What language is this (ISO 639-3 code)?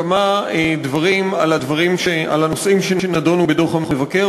heb